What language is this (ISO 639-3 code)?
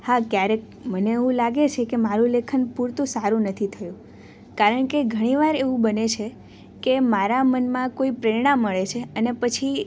guj